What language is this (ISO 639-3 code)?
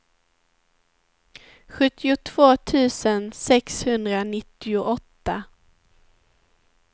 swe